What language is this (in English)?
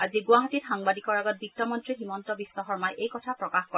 Assamese